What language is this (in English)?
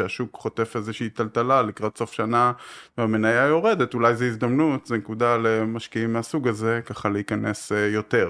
Hebrew